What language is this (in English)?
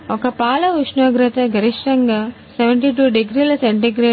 Telugu